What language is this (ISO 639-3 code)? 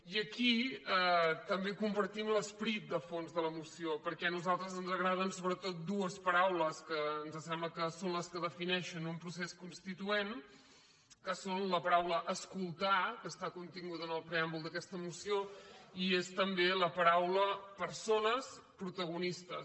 cat